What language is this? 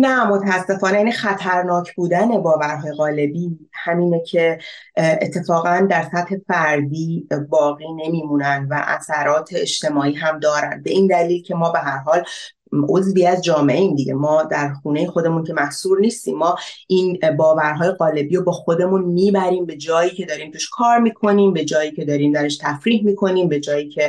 Persian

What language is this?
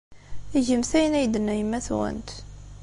Kabyle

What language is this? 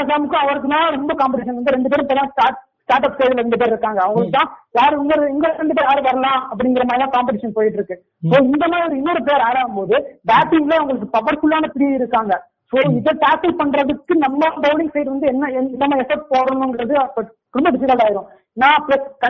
Tamil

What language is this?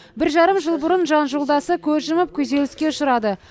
Kazakh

